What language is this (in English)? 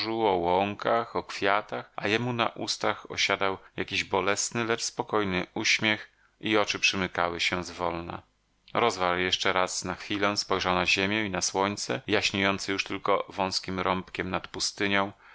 Polish